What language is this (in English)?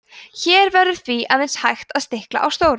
Icelandic